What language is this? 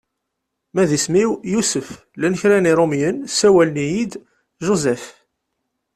Kabyle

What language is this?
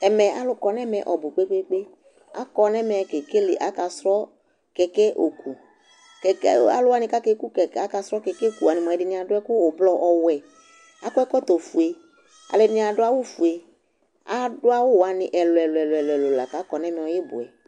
Ikposo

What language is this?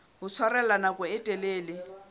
Southern Sotho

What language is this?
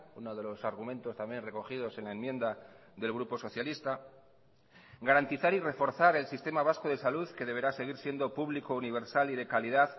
Spanish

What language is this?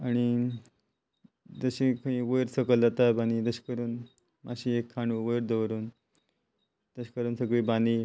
Konkani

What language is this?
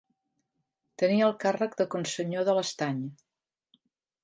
Catalan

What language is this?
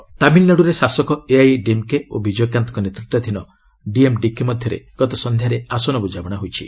Odia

